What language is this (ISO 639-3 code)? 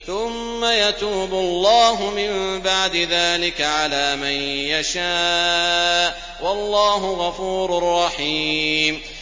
ara